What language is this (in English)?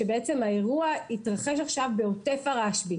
Hebrew